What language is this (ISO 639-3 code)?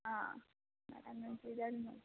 mal